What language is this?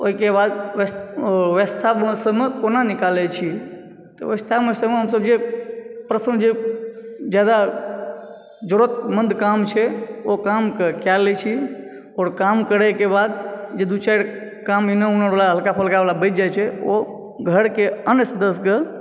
Maithili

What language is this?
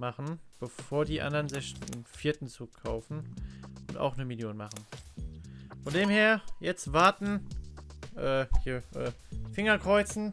German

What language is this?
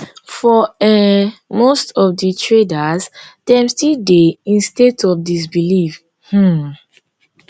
Nigerian Pidgin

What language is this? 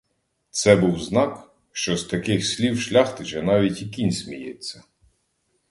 Ukrainian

